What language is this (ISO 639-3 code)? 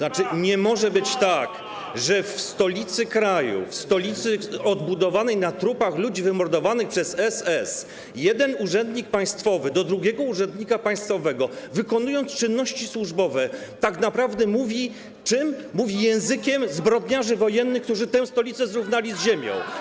pol